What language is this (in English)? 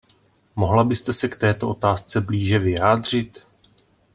Czech